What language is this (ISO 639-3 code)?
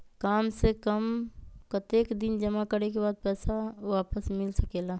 mag